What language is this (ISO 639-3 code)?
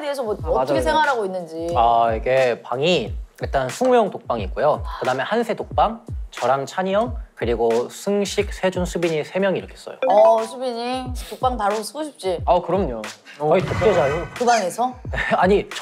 kor